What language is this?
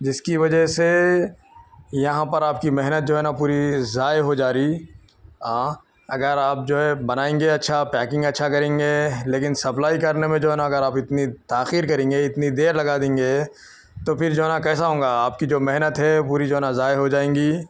Urdu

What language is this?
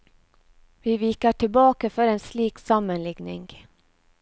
Norwegian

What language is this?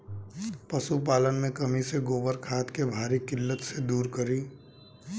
Bhojpuri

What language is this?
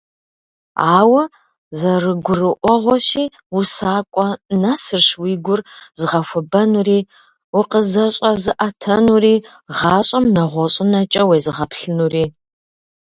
Kabardian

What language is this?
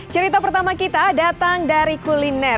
Indonesian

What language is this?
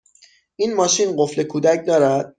Persian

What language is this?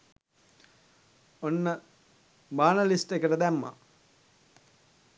Sinhala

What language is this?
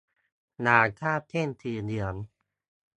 Thai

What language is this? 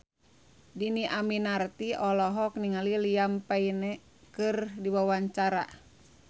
Sundanese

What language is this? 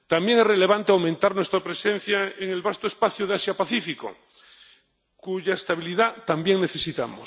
Spanish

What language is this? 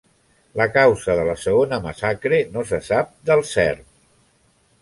Catalan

